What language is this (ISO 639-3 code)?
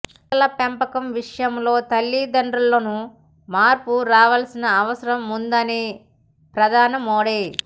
tel